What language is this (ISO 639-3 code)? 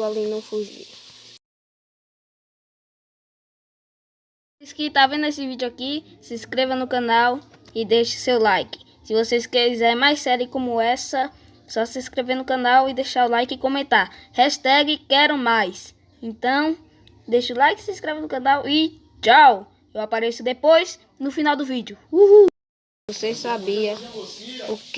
por